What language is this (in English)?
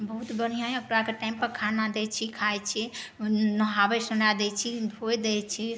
Maithili